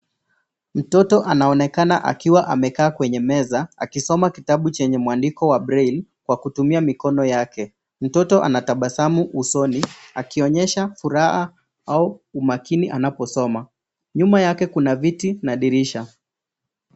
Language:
Swahili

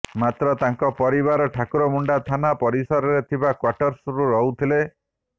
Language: Odia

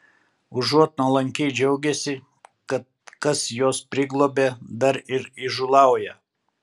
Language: Lithuanian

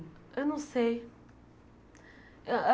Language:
Portuguese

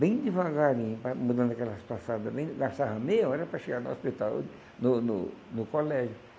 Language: Portuguese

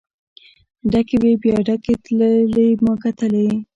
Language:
Pashto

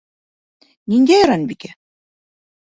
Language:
Bashkir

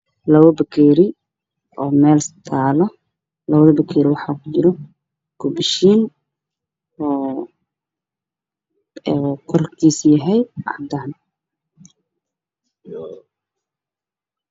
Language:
Somali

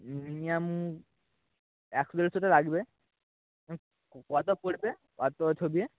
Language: Bangla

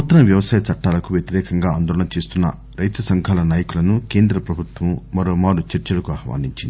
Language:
Telugu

